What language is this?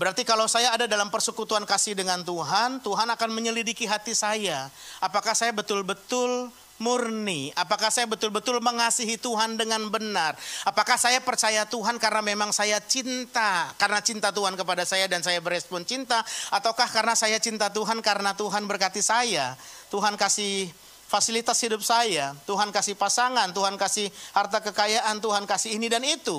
Indonesian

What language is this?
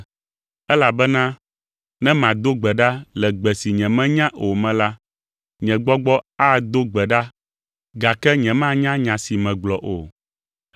Ewe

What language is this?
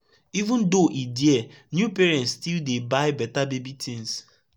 Nigerian Pidgin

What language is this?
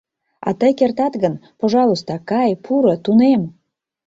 Mari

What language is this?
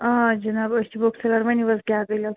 Kashmiri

